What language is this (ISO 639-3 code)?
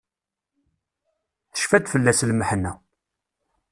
kab